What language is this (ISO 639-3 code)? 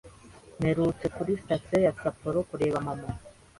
kin